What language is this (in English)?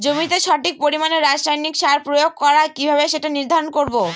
Bangla